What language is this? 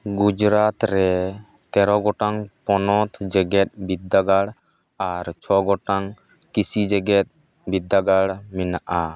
Santali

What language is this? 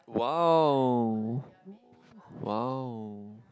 English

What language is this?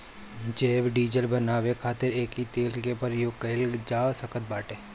Bhojpuri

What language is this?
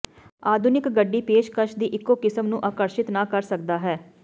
Punjabi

